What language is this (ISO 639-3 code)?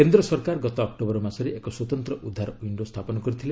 ori